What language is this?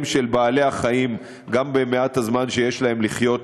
Hebrew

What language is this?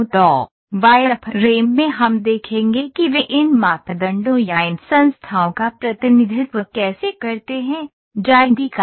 Hindi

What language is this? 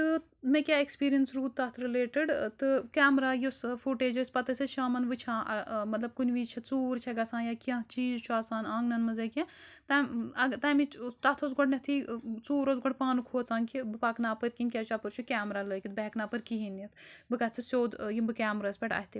Kashmiri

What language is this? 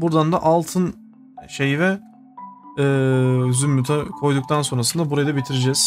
Turkish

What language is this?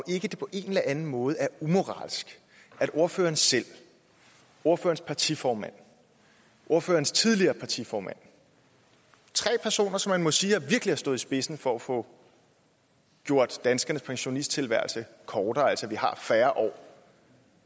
Danish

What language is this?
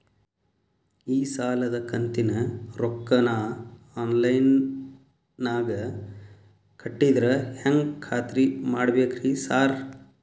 Kannada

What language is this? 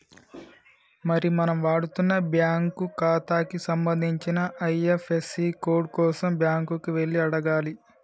Telugu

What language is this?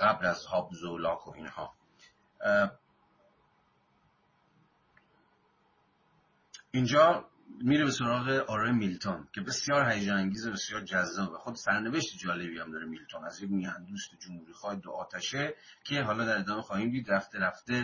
Persian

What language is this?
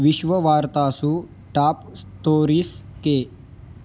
Sanskrit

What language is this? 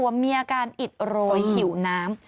Thai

